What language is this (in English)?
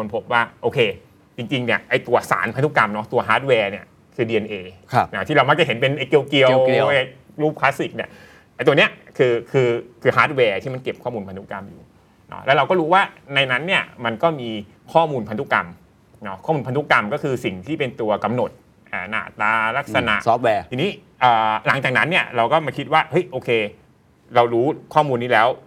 Thai